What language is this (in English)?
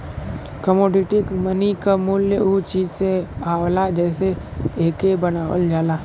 Bhojpuri